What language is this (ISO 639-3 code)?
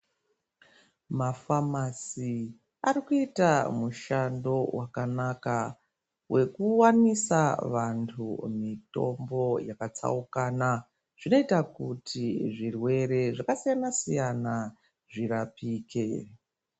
ndc